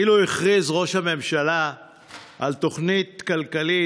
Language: Hebrew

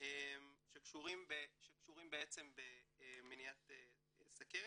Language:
Hebrew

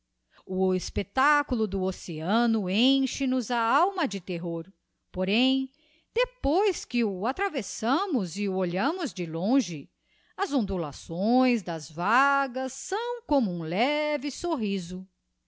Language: Portuguese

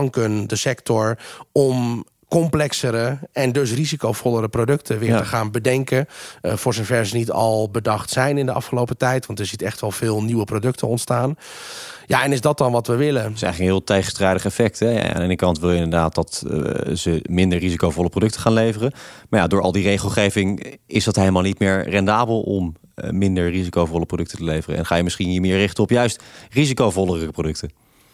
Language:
Dutch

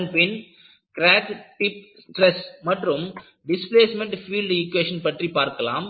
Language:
Tamil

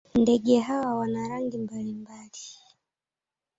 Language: Swahili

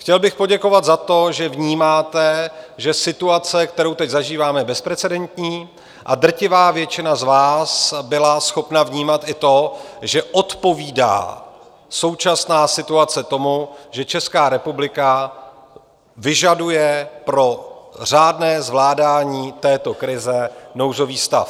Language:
Czech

